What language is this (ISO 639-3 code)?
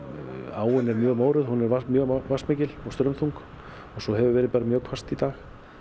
isl